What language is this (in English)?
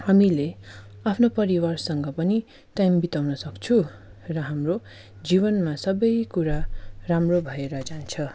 Nepali